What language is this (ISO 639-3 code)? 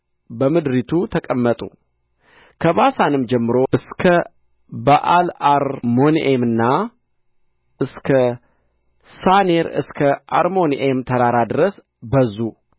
amh